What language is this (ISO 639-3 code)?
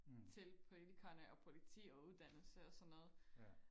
dan